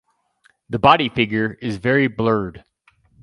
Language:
English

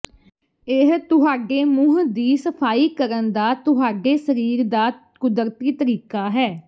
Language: Punjabi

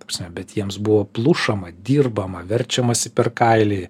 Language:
Lithuanian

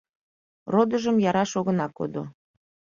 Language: Mari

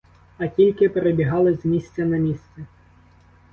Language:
Ukrainian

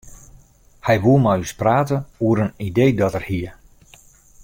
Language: Western Frisian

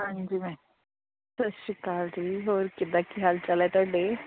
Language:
Punjabi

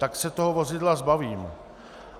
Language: Czech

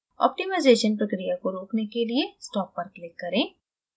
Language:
Hindi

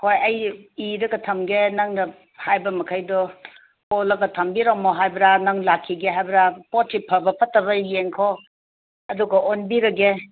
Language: Manipuri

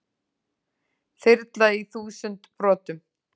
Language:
Icelandic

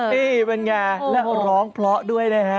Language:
Thai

